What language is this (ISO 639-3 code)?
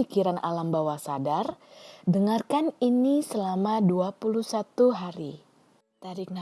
ind